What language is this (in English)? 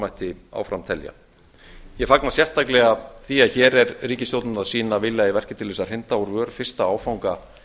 Icelandic